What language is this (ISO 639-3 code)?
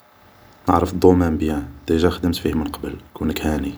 arq